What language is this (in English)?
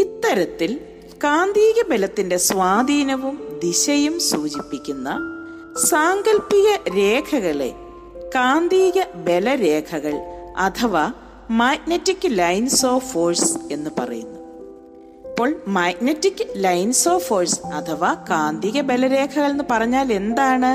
Malayalam